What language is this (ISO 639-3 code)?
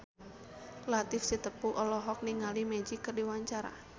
sun